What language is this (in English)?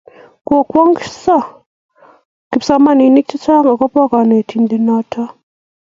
Kalenjin